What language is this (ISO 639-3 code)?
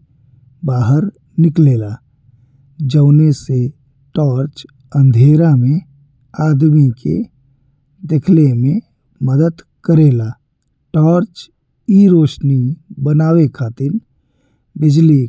bho